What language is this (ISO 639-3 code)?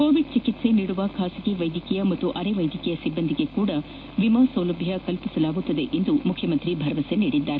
kan